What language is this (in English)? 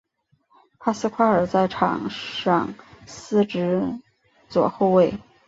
Chinese